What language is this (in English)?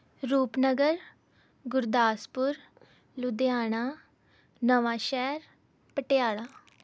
Punjabi